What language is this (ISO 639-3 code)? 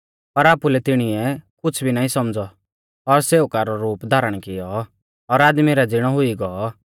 bfz